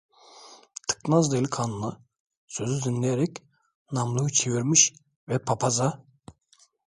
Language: Turkish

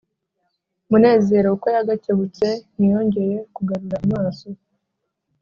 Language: Kinyarwanda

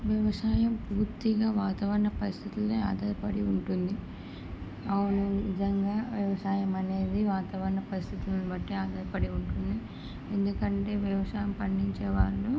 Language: Telugu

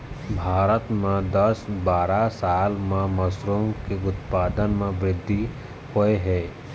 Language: Chhattisgarhi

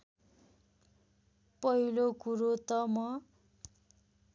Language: Nepali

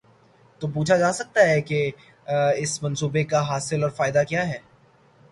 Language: Urdu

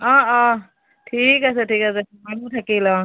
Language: Assamese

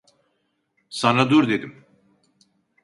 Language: Turkish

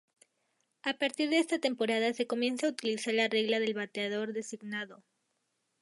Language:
Spanish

